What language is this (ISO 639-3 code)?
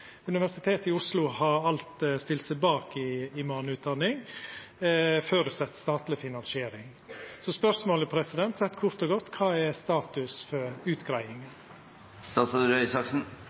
nno